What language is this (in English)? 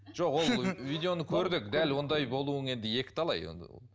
Kazakh